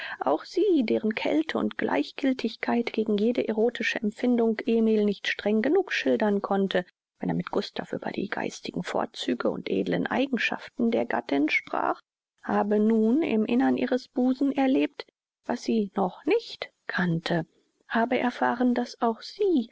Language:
German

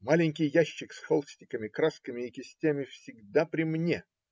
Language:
Russian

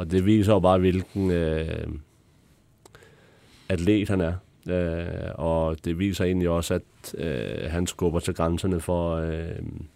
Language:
Danish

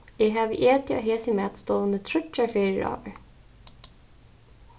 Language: Faroese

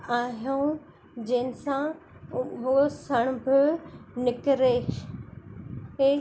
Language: Sindhi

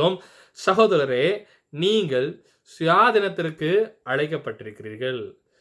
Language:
Tamil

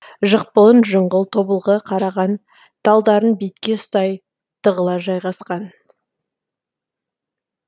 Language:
Kazakh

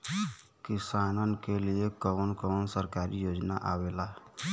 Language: Bhojpuri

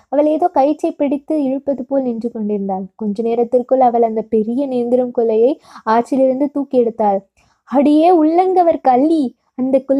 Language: Tamil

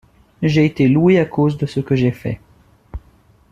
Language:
French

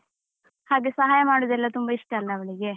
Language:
Kannada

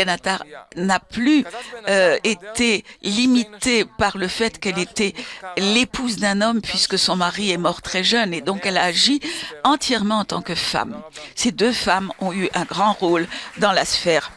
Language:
French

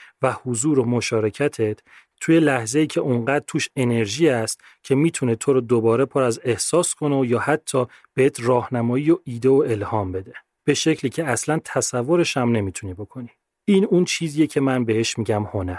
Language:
Persian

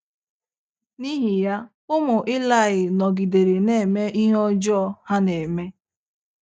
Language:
Igbo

